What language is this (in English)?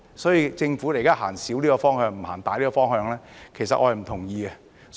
Cantonese